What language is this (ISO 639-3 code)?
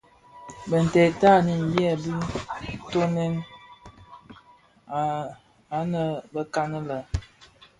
ksf